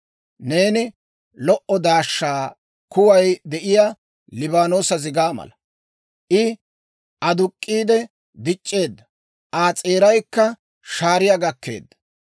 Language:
Dawro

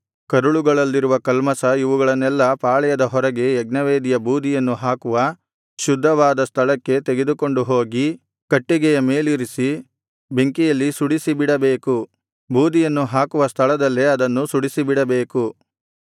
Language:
Kannada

